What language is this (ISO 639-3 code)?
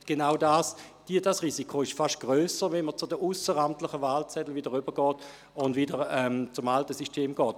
gsw